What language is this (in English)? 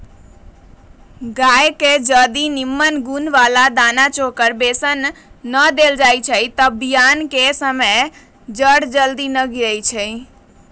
Magahi